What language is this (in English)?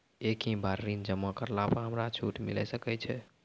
Maithili